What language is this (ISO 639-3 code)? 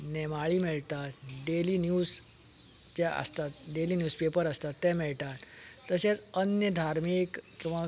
kok